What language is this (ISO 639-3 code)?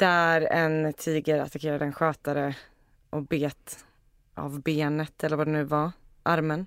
swe